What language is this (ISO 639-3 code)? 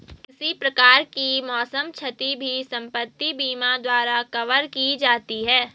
hin